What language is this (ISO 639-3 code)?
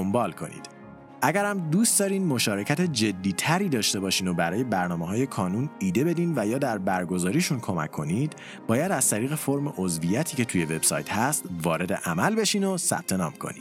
fas